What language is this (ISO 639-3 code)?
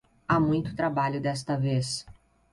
por